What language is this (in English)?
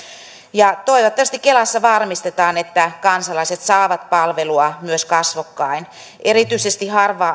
Finnish